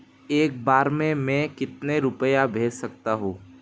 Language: Hindi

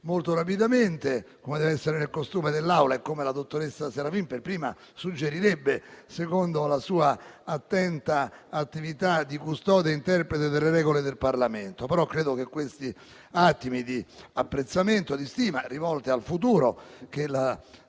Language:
Italian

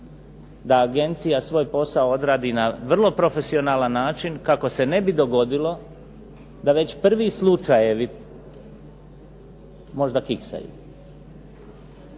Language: Croatian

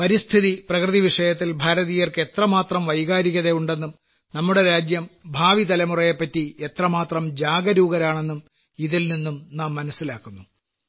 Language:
Malayalam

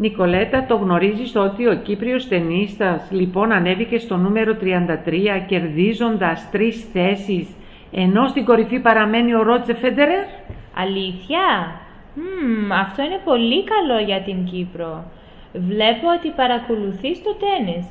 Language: Greek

